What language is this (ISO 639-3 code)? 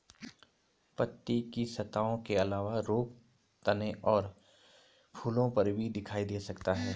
hin